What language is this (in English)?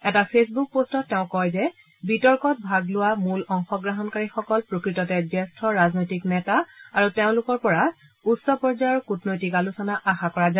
Assamese